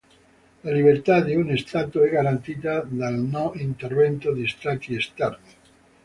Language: Italian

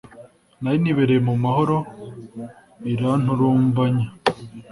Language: Kinyarwanda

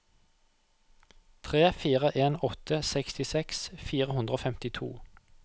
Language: Norwegian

